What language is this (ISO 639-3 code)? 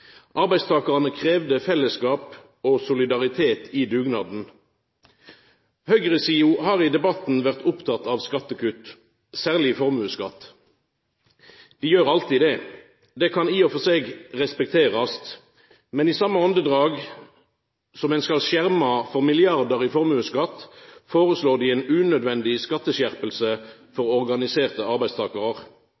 nno